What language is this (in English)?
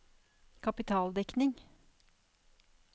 Norwegian